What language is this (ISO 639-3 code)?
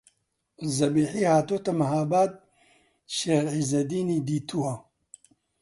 ckb